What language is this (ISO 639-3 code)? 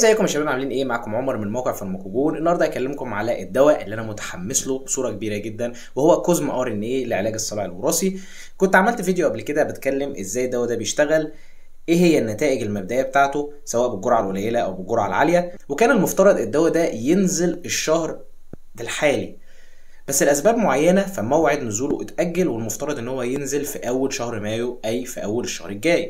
ara